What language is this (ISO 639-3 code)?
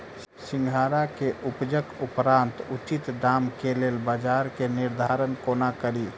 mai